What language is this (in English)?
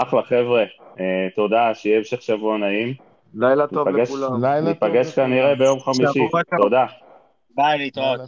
Hebrew